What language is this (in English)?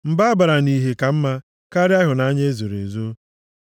Igbo